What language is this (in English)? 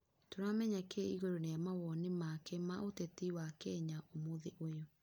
Kikuyu